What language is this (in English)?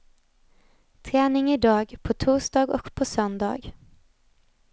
Swedish